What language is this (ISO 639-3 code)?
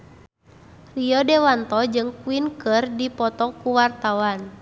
sun